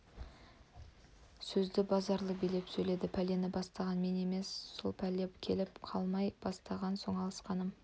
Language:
Kazakh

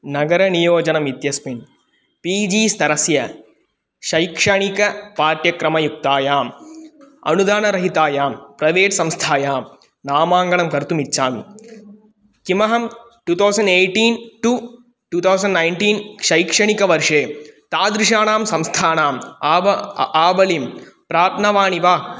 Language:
Sanskrit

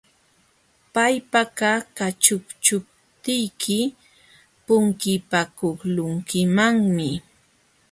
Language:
Jauja Wanca Quechua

